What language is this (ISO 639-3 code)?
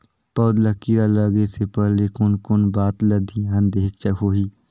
hne